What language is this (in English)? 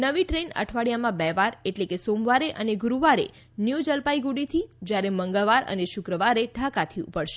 Gujarati